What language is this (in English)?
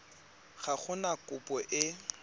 Tswana